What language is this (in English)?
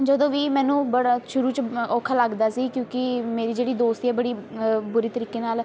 Punjabi